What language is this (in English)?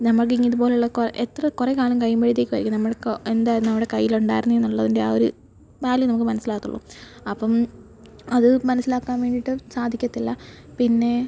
Malayalam